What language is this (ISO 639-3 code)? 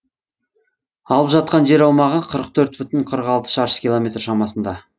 kaz